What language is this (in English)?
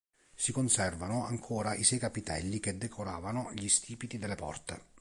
Italian